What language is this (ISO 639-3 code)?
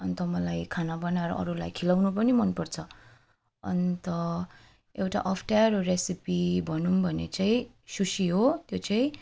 nep